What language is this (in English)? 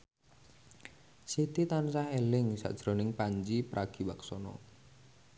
Javanese